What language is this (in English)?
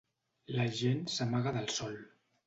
Catalan